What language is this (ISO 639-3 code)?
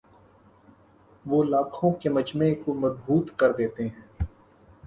urd